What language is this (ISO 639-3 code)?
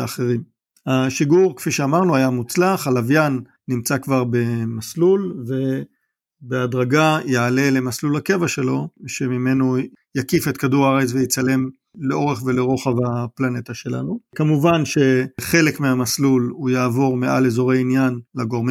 heb